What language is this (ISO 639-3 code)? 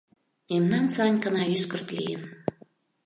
chm